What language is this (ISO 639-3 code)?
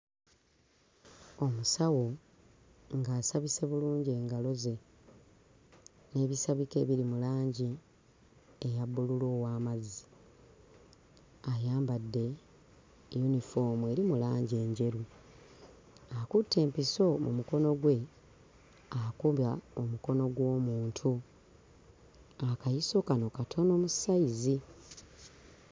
lug